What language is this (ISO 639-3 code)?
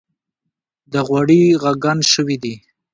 pus